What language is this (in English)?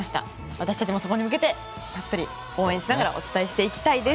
Japanese